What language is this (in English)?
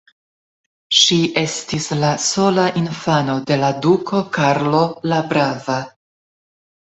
Esperanto